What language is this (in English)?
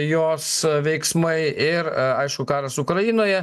Lithuanian